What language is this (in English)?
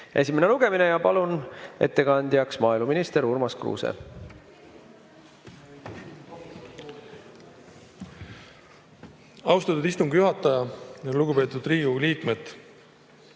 Estonian